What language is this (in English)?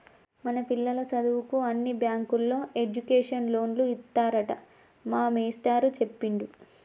Telugu